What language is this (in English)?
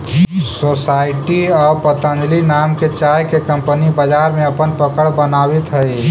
Magahi